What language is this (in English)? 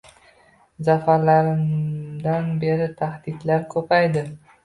Uzbek